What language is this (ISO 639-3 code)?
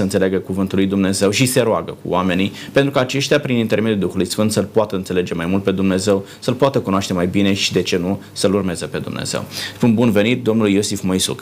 ron